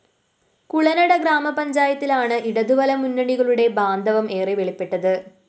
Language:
Malayalam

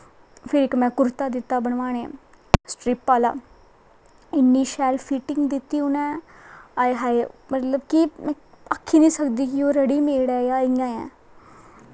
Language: Dogri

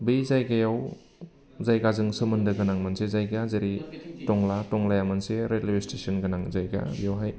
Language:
Bodo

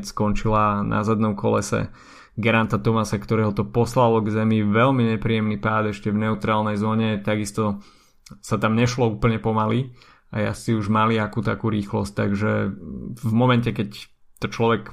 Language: Slovak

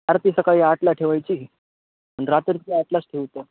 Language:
Marathi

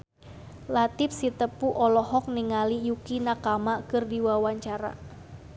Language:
Sundanese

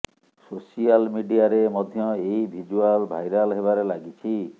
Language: Odia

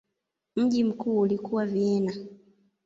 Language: Swahili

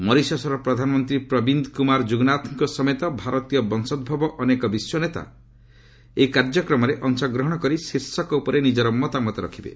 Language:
Odia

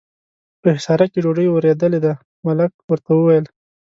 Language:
Pashto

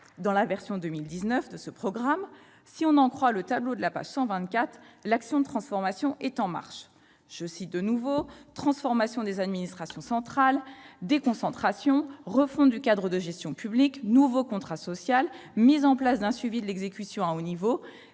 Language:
French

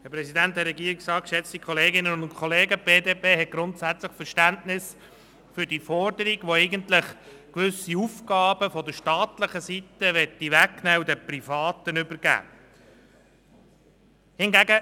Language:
Swiss German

